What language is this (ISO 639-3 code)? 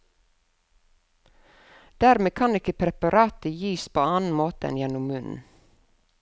nor